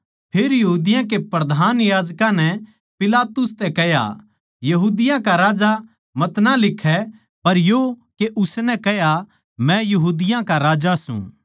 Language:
Haryanvi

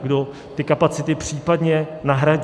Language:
Czech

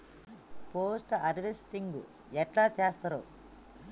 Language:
Telugu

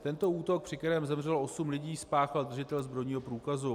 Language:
Czech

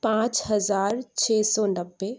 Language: Urdu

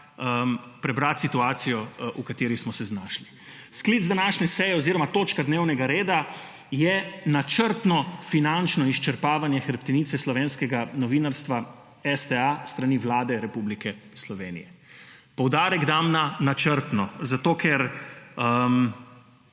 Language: Slovenian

